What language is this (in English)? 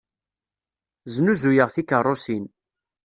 Kabyle